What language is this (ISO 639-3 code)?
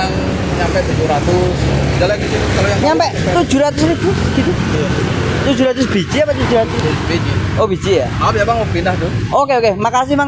ind